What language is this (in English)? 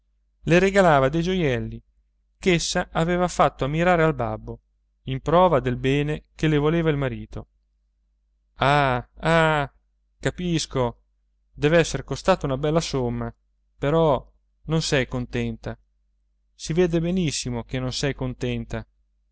Italian